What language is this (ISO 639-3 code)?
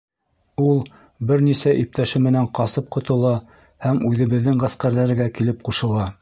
bak